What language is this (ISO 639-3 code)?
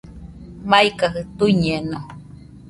hux